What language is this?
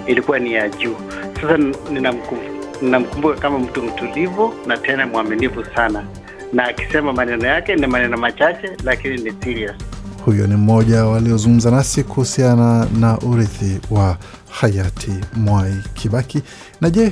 Swahili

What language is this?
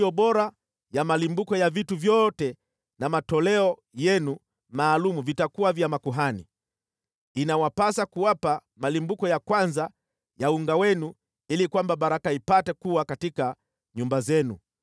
Swahili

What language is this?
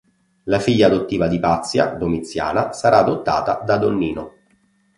Italian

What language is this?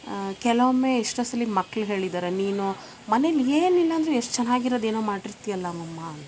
Kannada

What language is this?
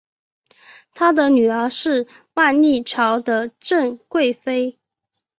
Chinese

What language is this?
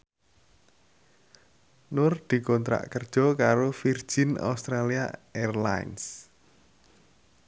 Javanese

